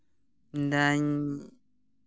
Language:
Santali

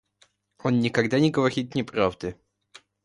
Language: Russian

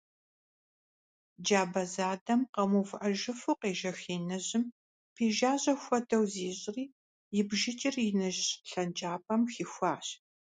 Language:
Kabardian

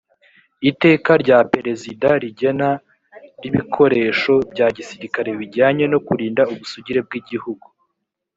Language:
Kinyarwanda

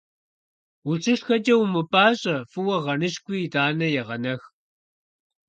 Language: Kabardian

